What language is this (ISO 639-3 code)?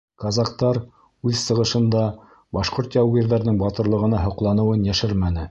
bak